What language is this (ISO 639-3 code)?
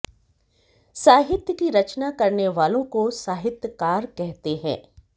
hin